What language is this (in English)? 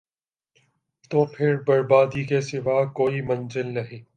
Urdu